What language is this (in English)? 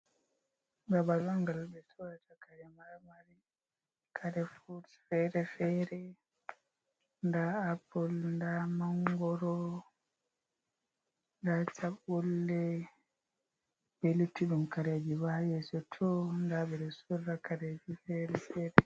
Fula